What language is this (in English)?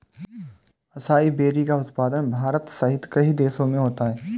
Hindi